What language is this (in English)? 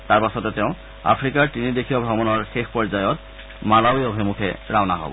Assamese